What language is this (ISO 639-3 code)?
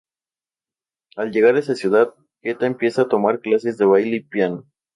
spa